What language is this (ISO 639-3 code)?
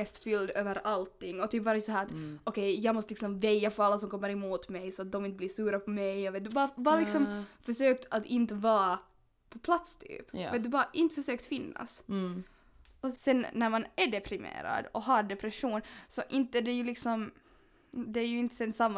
swe